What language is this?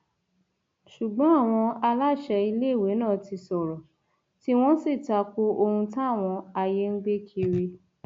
Yoruba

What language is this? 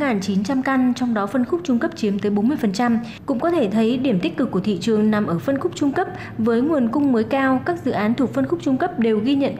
Vietnamese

